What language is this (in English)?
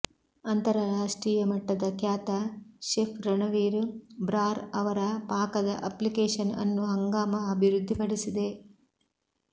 Kannada